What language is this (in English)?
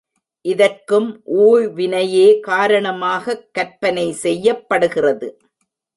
Tamil